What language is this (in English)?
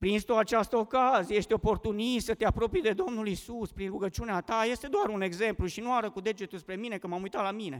Romanian